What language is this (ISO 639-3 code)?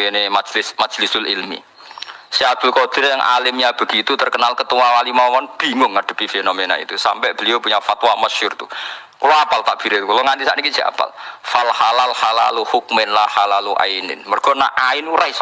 ind